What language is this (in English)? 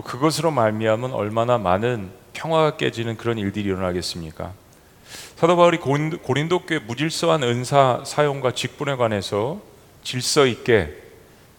Korean